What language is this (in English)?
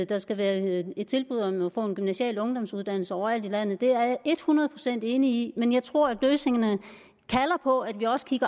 Danish